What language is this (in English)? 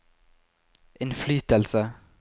Norwegian